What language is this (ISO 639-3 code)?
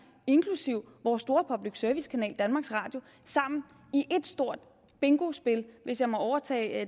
dan